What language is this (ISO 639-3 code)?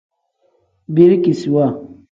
kdh